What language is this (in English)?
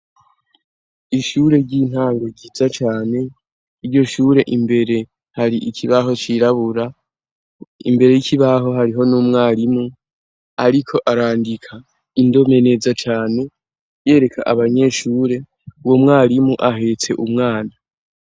Rundi